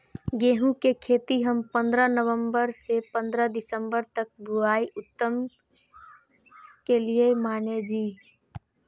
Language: Maithili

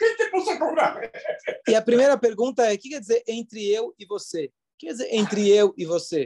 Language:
Portuguese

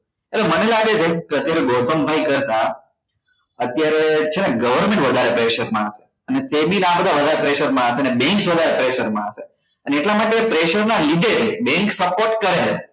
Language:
Gujarati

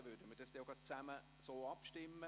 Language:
Swiss German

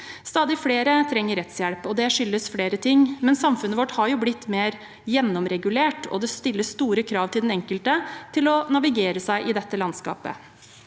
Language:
Norwegian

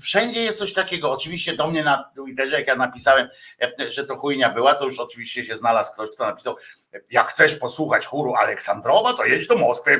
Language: Polish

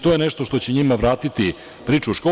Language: Serbian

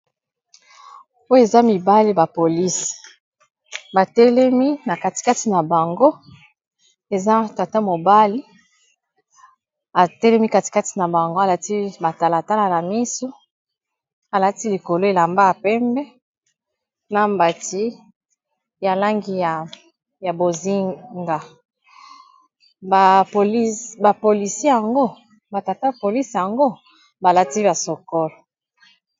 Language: Lingala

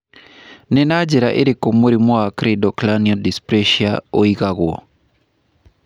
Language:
Kikuyu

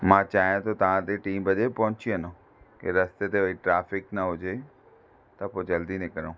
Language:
Sindhi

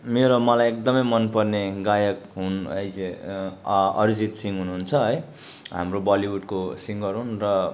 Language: Nepali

